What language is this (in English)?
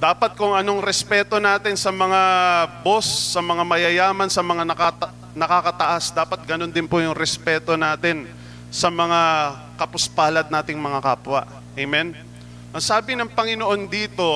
Filipino